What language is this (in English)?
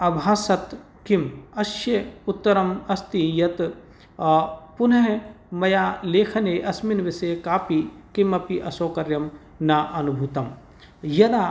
Sanskrit